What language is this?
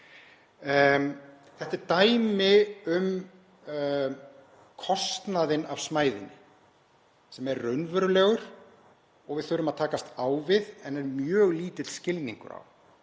Icelandic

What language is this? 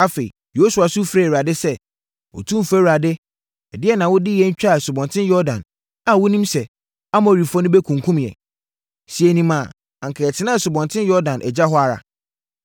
Akan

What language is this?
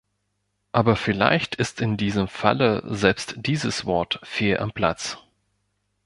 German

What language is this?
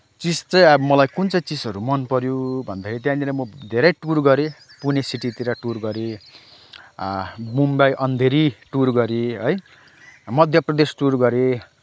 Nepali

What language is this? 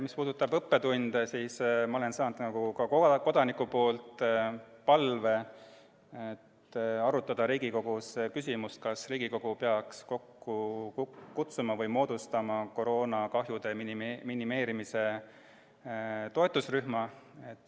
Estonian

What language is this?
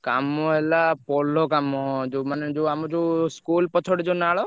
Odia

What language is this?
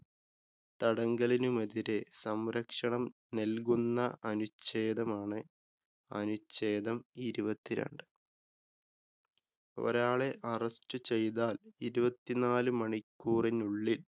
Malayalam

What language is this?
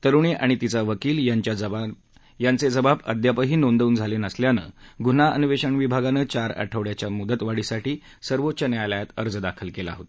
Marathi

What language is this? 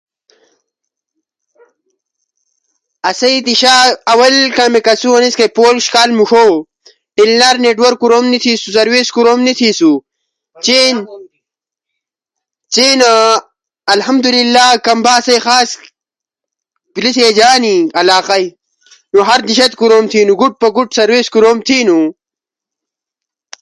Ushojo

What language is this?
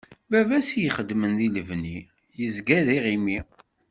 Kabyle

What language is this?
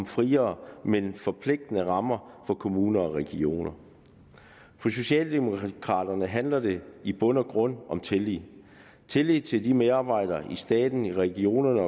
Danish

